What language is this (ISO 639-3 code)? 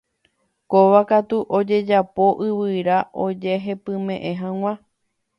grn